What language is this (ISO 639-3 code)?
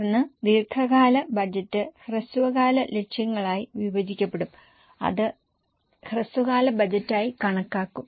mal